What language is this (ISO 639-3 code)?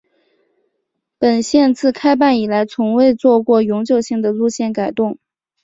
zho